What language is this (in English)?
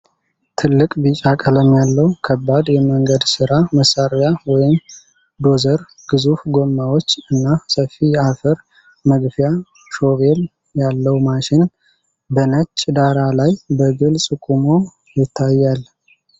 Amharic